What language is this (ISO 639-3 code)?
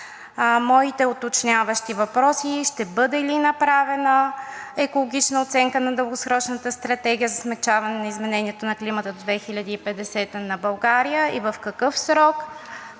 bul